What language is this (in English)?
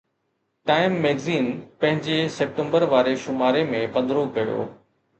Sindhi